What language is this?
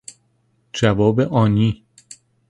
Persian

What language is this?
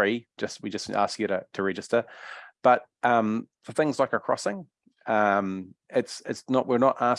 English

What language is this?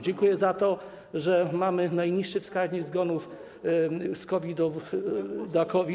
Polish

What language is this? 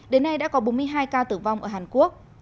Vietnamese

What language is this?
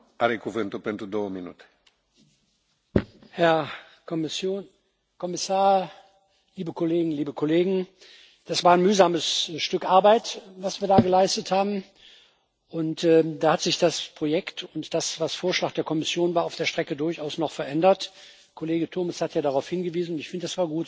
German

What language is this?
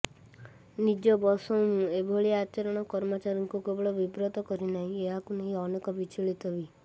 Odia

